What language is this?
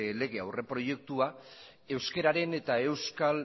Basque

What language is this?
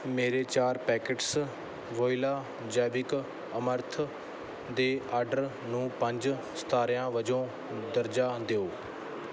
Punjabi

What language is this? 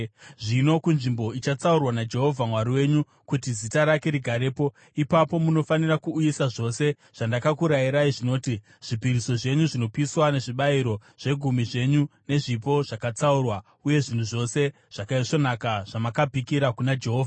Shona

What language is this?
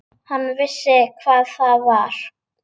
Icelandic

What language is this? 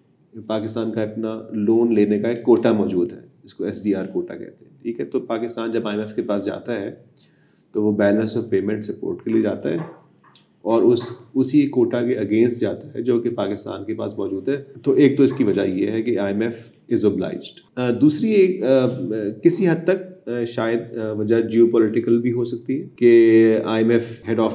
Urdu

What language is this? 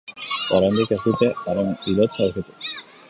Basque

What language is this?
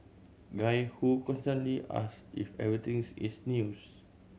English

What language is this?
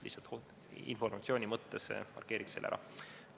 Estonian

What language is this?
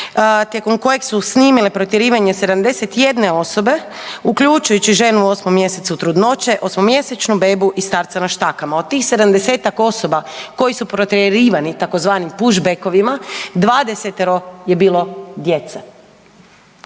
Croatian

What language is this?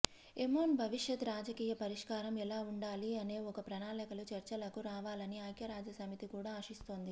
Telugu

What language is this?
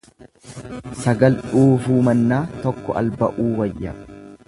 Oromo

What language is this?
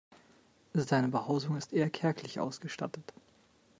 German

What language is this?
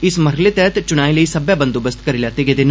Dogri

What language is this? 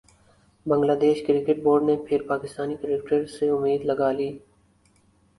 Urdu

